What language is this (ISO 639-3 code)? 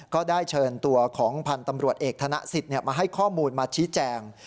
tha